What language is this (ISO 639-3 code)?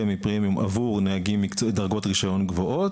heb